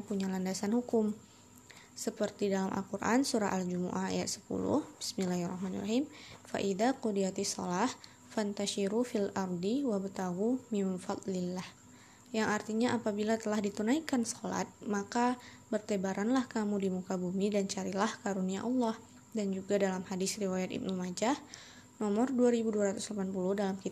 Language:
Indonesian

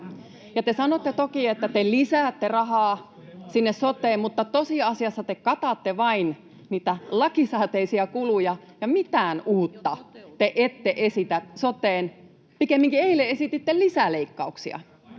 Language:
Finnish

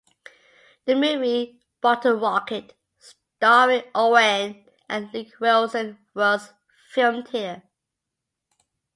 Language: English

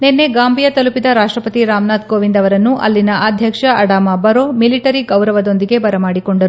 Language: Kannada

